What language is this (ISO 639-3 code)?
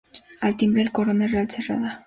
spa